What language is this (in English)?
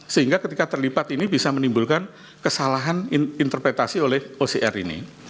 Indonesian